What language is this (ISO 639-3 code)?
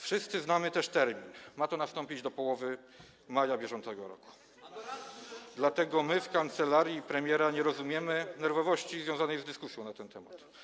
pol